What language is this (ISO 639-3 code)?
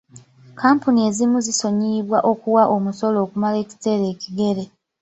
lug